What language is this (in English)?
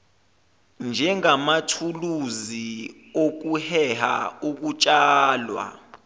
Zulu